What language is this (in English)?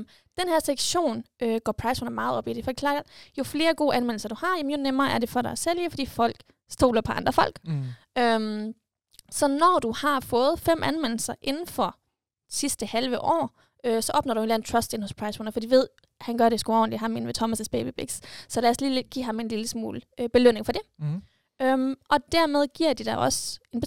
Danish